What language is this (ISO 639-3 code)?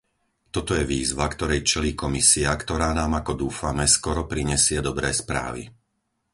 slk